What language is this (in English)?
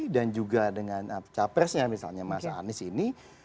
Indonesian